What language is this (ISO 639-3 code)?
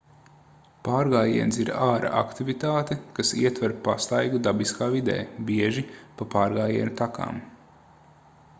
lav